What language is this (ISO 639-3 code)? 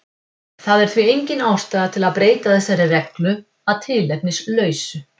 isl